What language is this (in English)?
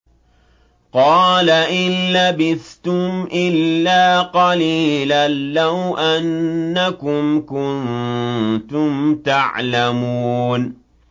Arabic